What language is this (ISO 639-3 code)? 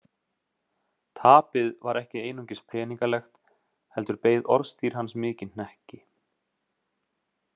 isl